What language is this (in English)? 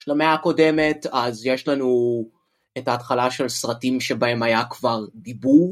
Hebrew